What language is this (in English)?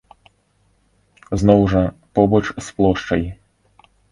Belarusian